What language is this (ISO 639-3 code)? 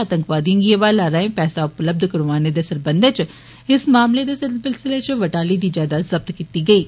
doi